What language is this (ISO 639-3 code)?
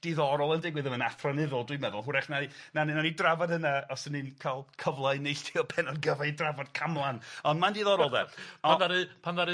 cym